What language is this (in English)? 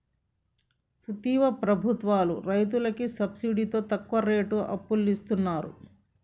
Telugu